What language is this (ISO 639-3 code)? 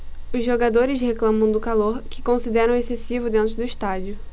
por